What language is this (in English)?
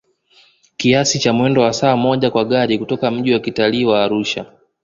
Swahili